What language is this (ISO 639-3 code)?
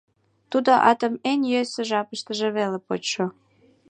chm